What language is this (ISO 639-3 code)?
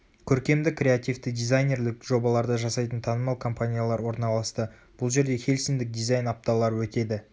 kaz